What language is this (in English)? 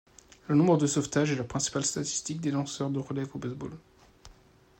French